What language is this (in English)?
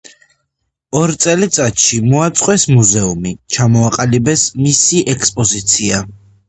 Georgian